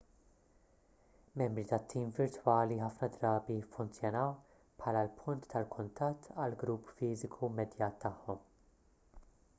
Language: Maltese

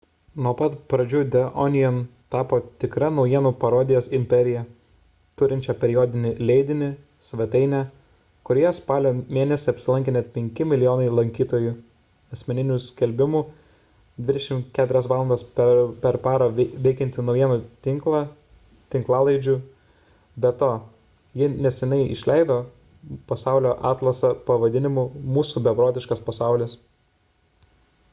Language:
Lithuanian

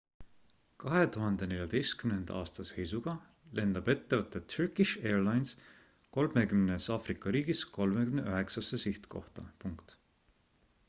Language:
Estonian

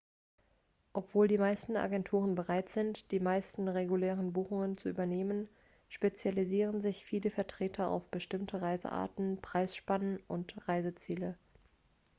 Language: German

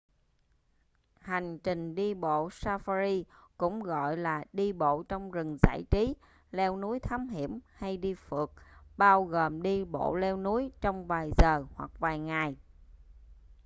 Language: Vietnamese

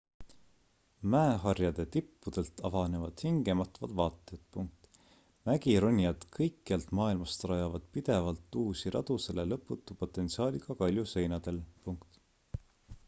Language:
Estonian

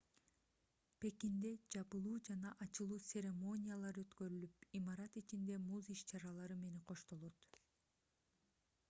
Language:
Kyrgyz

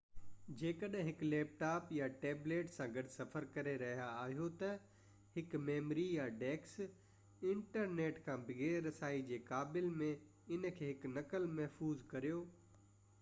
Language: Sindhi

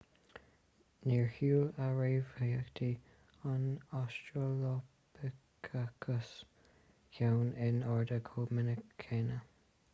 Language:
Irish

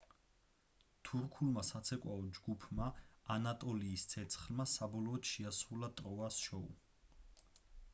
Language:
Georgian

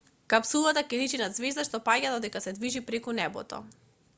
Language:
Macedonian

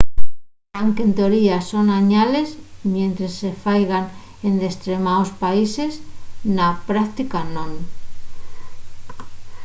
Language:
Asturian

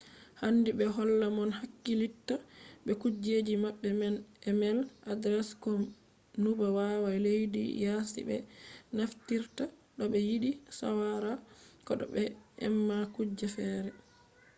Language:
Fula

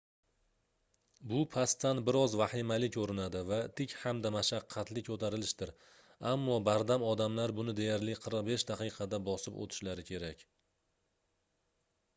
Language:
Uzbek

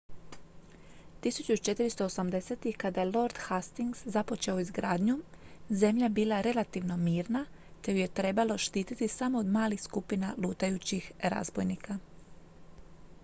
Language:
Croatian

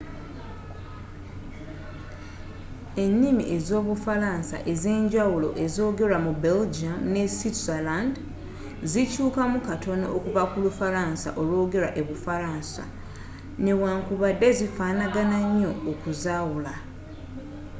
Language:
Ganda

